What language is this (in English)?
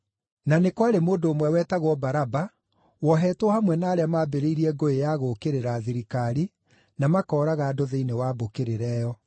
Kikuyu